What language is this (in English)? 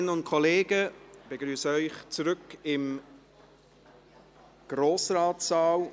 Swiss German